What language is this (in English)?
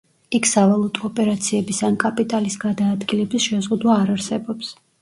Georgian